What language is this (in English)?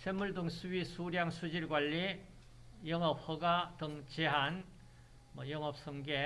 Korean